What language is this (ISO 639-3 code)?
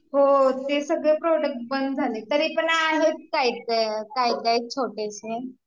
mar